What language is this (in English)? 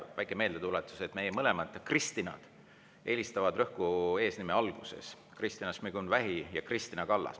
Estonian